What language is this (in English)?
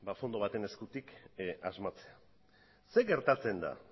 Basque